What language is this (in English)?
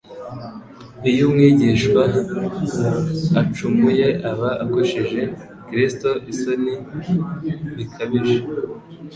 Kinyarwanda